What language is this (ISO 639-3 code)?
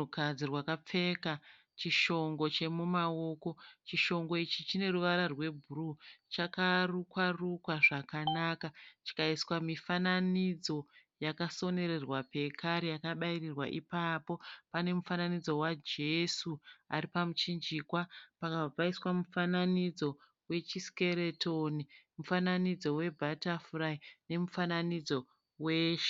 sna